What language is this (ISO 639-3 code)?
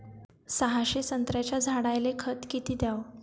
mar